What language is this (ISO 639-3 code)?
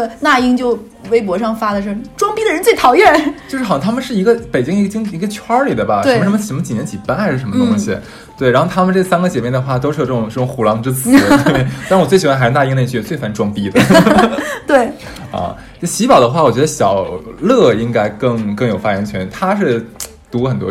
zho